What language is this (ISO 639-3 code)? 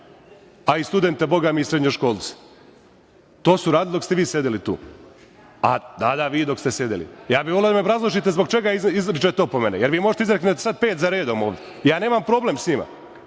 srp